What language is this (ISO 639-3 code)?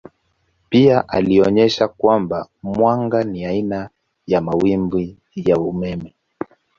swa